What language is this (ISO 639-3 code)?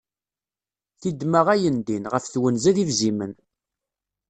kab